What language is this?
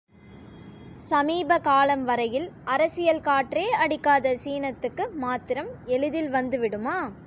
Tamil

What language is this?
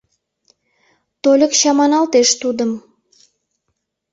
Mari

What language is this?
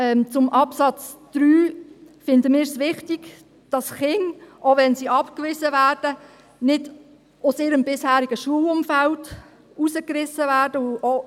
Swiss German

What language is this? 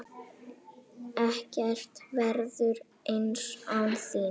Icelandic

